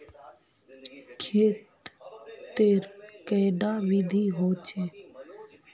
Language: Magahi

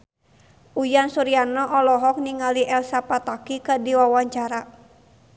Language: Sundanese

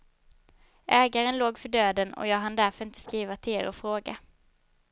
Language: Swedish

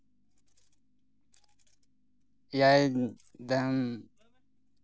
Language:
Santali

